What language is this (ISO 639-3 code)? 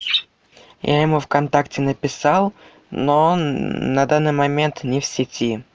rus